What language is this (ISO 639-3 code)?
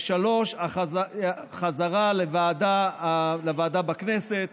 heb